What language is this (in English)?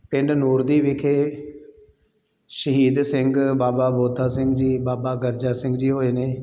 Punjabi